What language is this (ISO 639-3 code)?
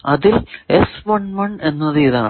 mal